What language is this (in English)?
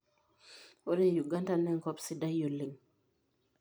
Masai